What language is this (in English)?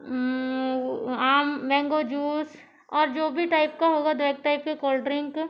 Hindi